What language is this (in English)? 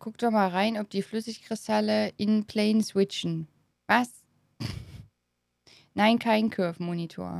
German